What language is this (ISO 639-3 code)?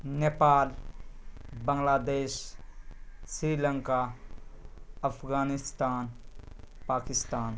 urd